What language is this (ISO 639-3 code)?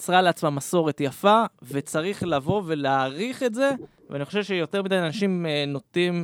heb